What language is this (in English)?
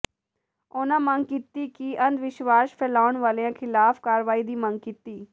Punjabi